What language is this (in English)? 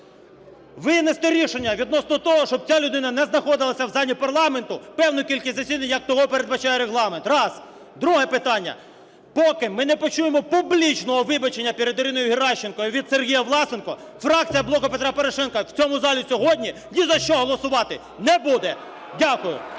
Ukrainian